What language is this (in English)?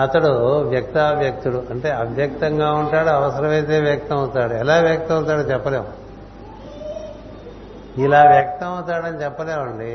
Telugu